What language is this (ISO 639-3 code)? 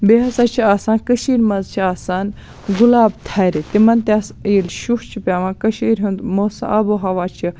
kas